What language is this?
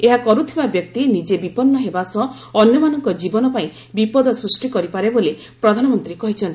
Odia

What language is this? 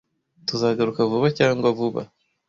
Kinyarwanda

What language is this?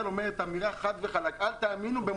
Hebrew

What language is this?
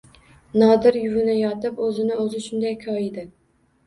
Uzbek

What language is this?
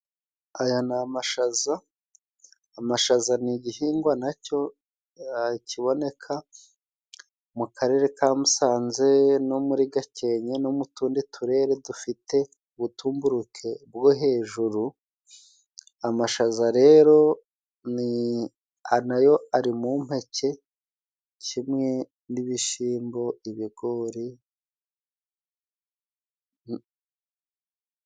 Kinyarwanda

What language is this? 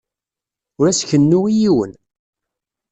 Kabyle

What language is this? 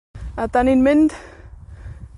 Welsh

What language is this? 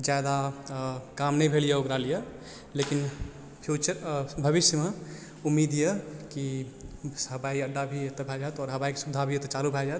Maithili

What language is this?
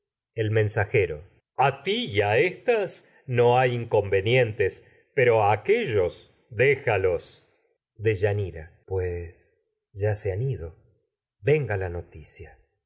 Spanish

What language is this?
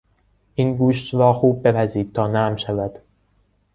Persian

